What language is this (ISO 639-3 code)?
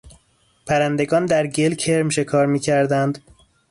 fas